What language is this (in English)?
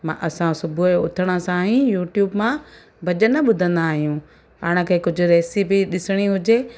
Sindhi